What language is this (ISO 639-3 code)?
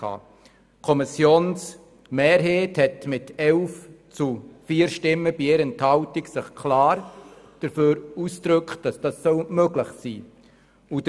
gsw